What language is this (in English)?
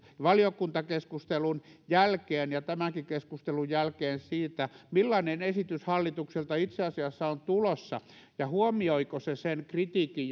Finnish